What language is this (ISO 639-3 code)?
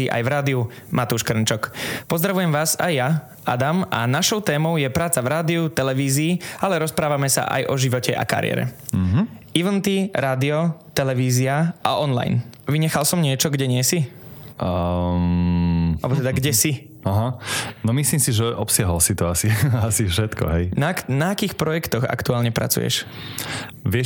slk